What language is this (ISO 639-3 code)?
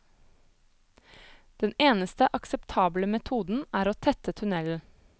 nor